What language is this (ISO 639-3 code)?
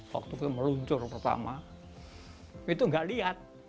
ind